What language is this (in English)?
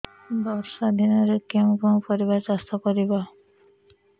Odia